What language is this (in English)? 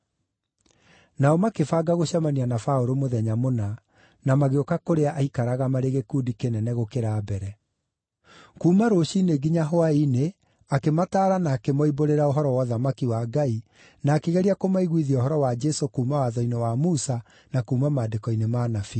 Kikuyu